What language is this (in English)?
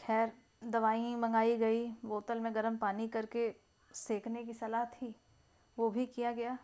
Hindi